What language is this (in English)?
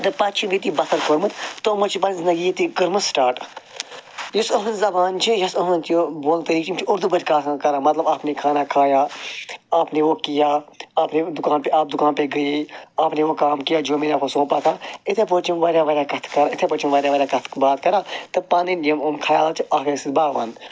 Kashmiri